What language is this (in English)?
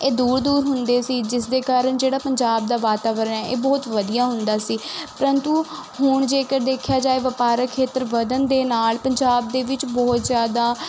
Punjabi